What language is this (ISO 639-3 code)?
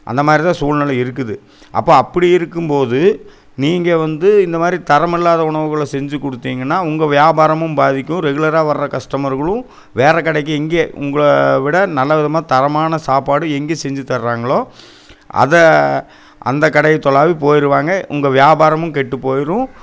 tam